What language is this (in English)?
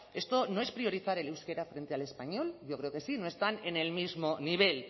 Spanish